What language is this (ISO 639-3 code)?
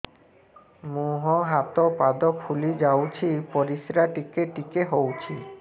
ori